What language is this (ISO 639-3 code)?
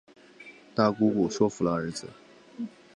zho